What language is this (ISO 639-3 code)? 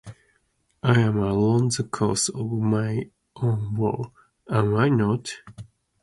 eng